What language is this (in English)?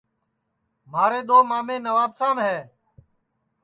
Sansi